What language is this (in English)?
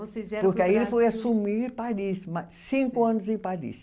Portuguese